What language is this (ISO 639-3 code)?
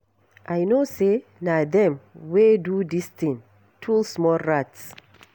pcm